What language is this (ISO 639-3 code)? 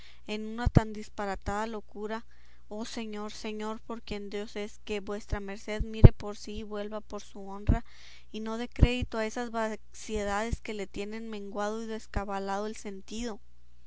spa